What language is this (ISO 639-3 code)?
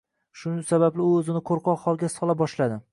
uzb